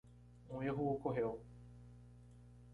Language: Portuguese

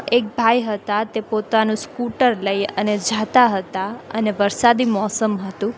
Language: Gujarati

